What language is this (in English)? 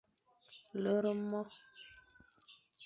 Fang